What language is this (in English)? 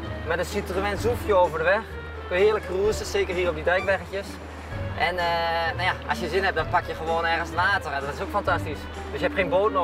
Dutch